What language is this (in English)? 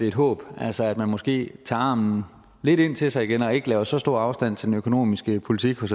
Danish